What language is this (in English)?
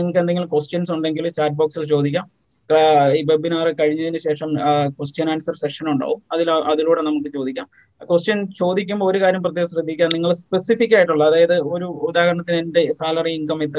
Malayalam